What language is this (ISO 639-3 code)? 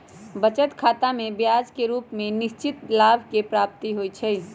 mag